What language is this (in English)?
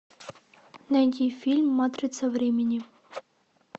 Russian